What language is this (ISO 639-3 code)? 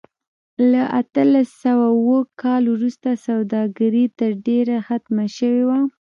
pus